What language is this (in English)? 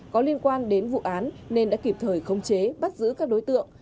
Vietnamese